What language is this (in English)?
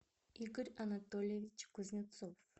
Russian